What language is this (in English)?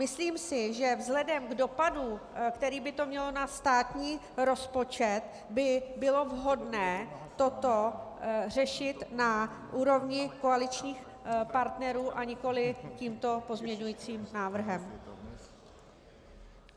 Czech